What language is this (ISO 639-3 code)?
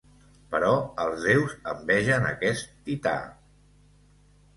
cat